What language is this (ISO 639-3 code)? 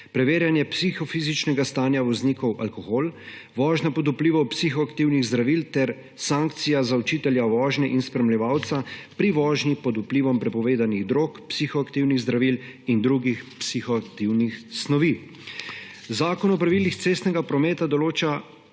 slv